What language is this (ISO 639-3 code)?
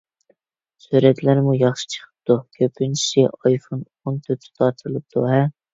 uig